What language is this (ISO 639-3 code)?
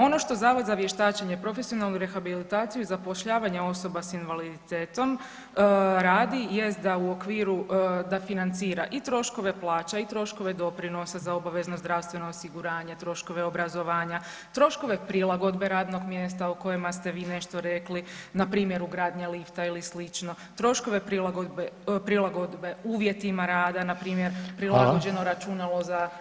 hrv